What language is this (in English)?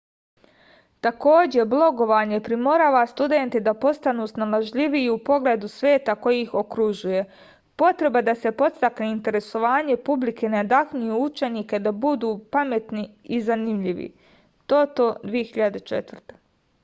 Serbian